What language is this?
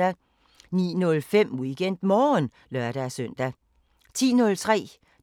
Danish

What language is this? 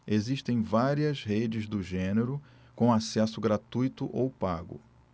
Portuguese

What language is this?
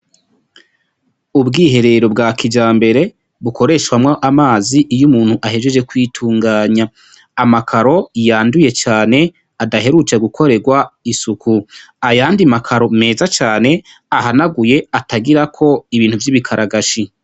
Rundi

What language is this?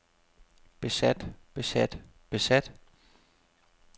Danish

